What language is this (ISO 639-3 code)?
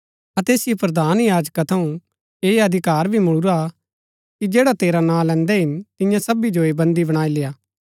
gbk